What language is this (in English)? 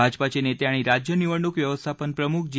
Marathi